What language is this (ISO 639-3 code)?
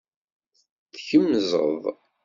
kab